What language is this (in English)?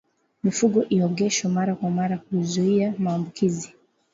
Swahili